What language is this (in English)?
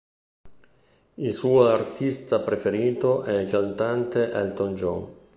Italian